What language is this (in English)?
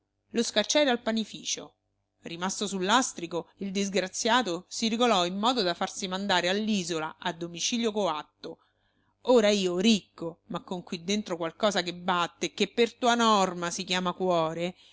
Italian